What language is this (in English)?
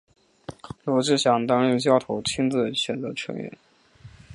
Chinese